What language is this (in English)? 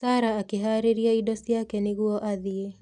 Kikuyu